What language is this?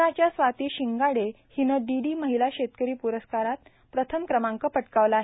Marathi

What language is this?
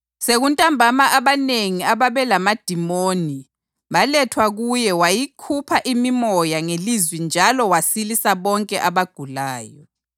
North Ndebele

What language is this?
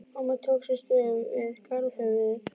Icelandic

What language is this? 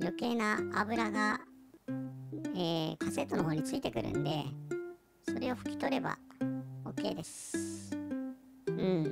Japanese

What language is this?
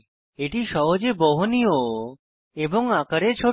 Bangla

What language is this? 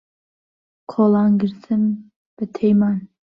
Central Kurdish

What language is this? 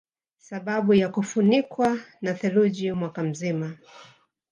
Swahili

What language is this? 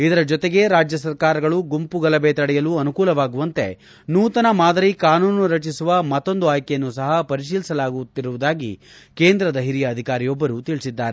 Kannada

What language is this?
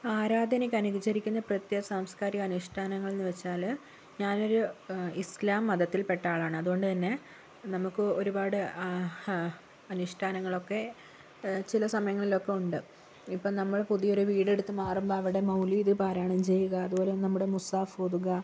Malayalam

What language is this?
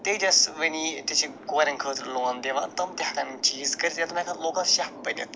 Kashmiri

